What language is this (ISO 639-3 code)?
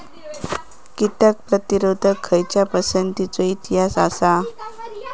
mar